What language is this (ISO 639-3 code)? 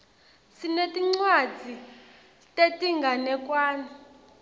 ssw